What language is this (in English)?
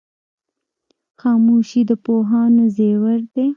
Pashto